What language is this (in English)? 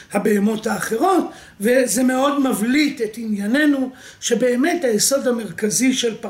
Hebrew